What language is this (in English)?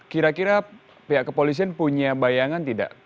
Indonesian